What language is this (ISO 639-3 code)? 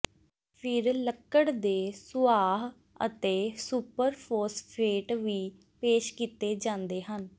pan